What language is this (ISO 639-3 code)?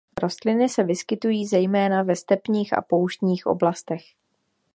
ces